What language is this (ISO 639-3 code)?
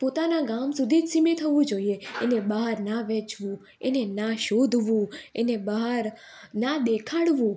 guj